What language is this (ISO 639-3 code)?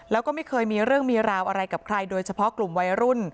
tha